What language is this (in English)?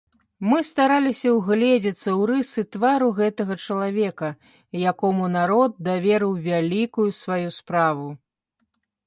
Belarusian